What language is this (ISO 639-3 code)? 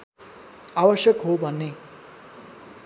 nep